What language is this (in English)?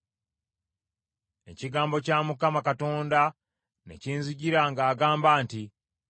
Ganda